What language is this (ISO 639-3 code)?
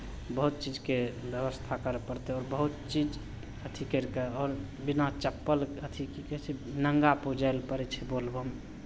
mai